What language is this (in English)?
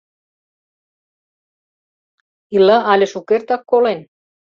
Mari